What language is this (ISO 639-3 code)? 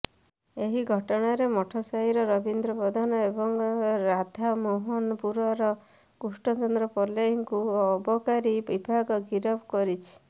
ori